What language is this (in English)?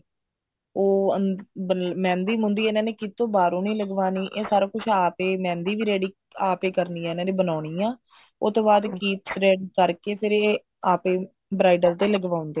Punjabi